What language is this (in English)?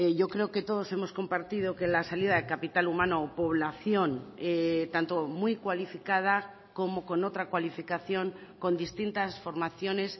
Spanish